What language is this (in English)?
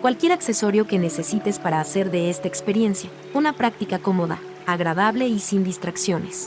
Spanish